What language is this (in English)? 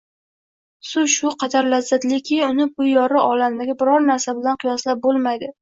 Uzbek